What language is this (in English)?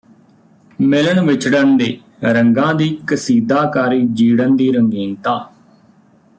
Punjabi